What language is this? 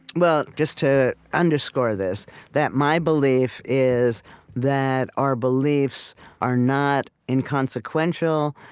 English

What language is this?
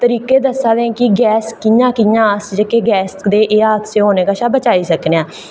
Dogri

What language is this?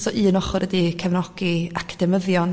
Welsh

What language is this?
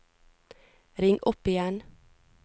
Norwegian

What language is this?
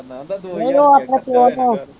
Punjabi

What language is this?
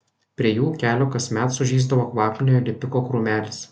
Lithuanian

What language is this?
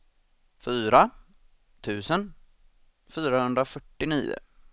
Swedish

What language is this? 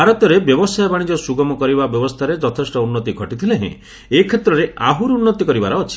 Odia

